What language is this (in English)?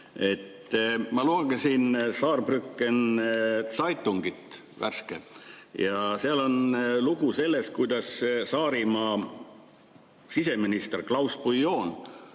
Estonian